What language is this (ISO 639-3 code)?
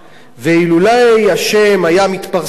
heb